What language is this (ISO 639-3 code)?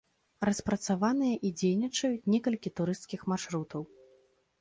bel